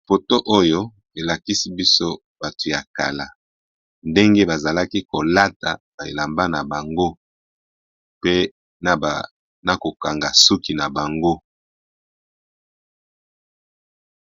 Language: Lingala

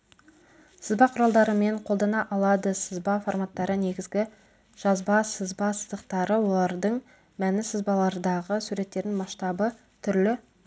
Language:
Kazakh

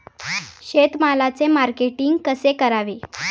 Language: Marathi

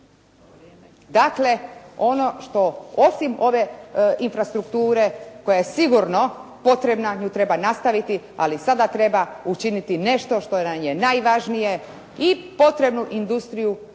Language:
Croatian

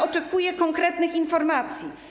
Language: Polish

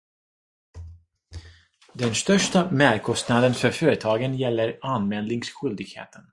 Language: Swedish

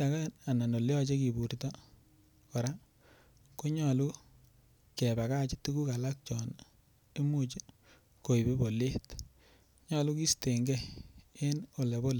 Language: Kalenjin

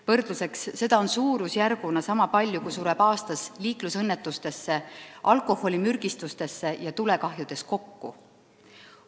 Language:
Estonian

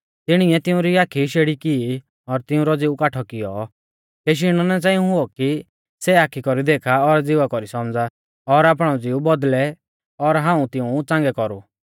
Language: Mahasu Pahari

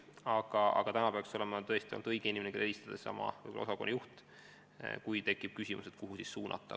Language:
Estonian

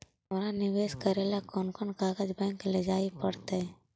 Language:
Magahi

